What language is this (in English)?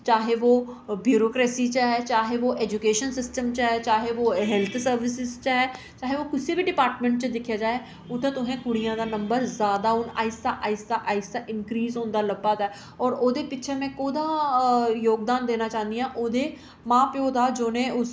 Dogri